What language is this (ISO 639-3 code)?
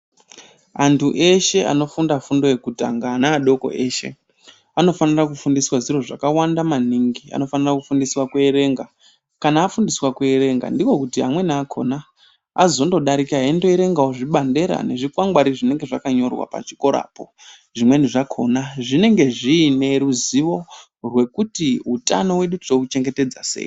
ndc